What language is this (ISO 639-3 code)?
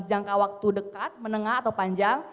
ind